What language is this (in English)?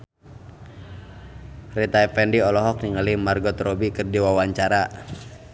Sundanese